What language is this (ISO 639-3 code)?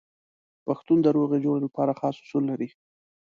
pus